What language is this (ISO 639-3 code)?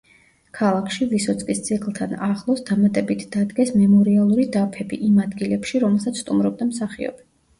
kat